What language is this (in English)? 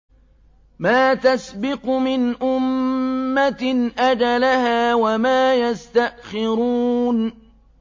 Arabic